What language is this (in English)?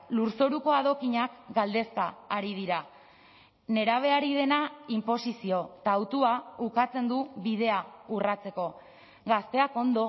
Basque